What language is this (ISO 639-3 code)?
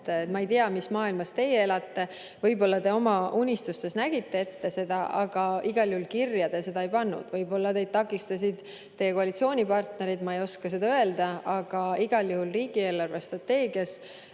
est